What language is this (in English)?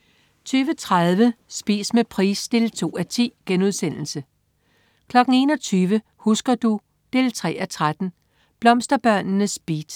Danish